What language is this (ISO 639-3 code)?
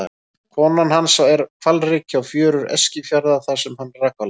isl